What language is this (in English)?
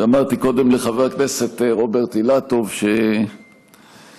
Hebrew